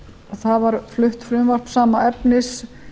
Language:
Icelandic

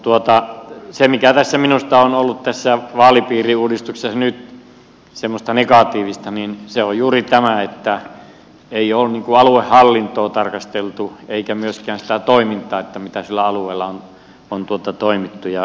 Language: Finnish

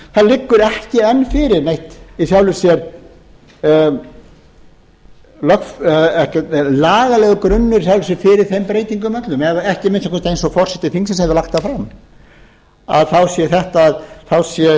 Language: Icelandic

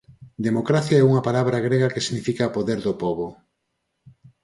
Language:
Galician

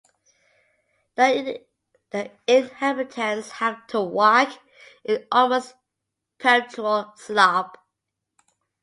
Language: English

